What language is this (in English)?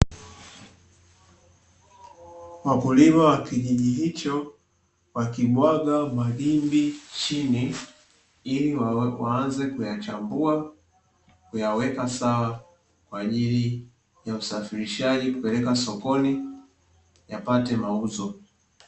Swahili